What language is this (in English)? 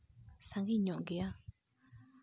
Santali